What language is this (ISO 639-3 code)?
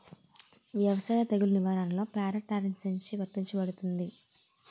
tel